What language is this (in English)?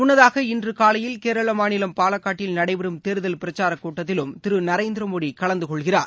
Tamil